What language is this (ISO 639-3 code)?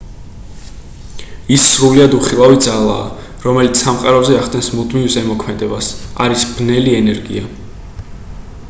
kat